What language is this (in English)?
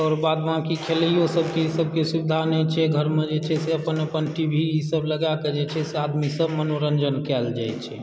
Maithili